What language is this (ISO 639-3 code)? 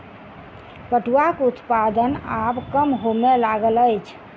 mai